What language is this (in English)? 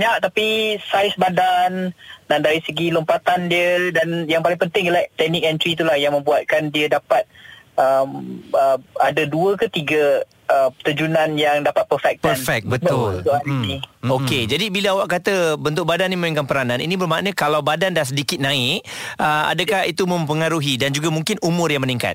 Malay